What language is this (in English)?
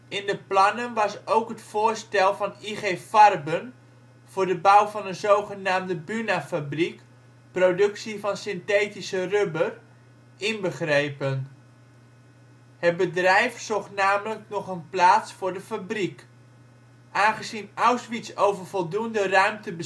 Dutch